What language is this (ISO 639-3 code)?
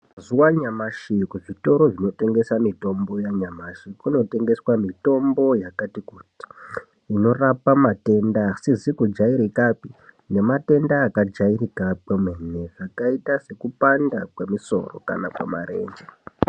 ndc